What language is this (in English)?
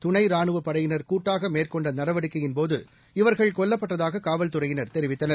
Tamil